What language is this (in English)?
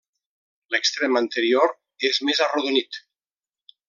Catalan